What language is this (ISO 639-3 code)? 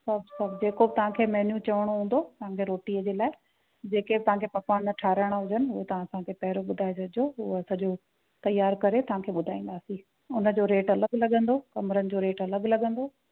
snd